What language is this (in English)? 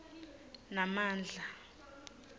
Swati